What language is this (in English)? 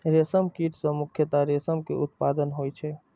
Maithili